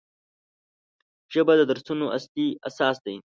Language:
Pashto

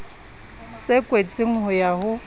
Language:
Southern Sotho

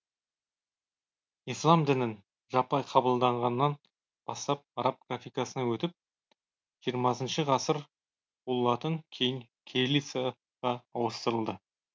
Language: Kazakh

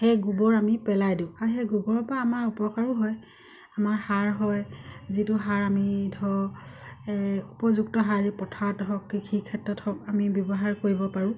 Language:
Assamese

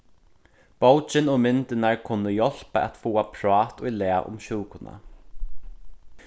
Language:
Faroese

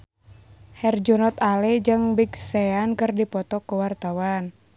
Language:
Sundanese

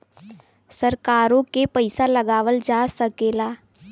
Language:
Bhojpuri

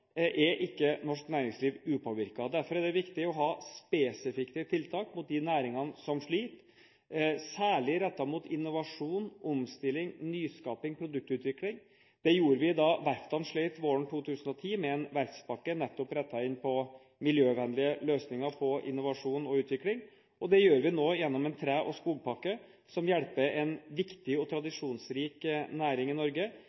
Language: Norwegian Bokmål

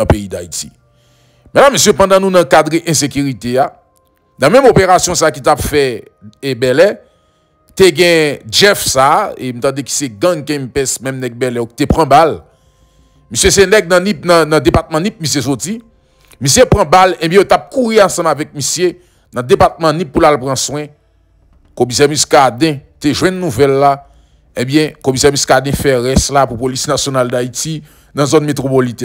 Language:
French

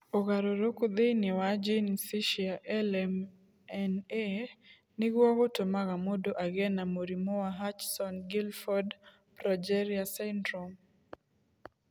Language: Kikuyu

